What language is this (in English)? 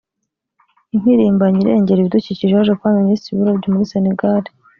Kinyarwanda